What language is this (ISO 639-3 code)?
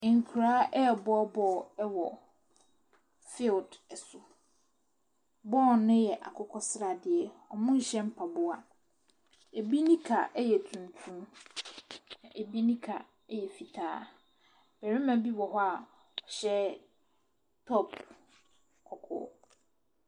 aka